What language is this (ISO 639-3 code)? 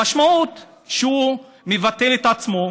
heb